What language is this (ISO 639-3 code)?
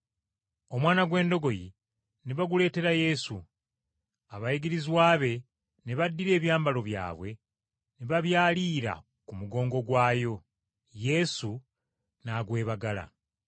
lug